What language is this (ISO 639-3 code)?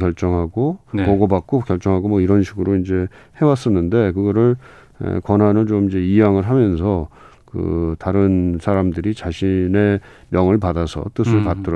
kor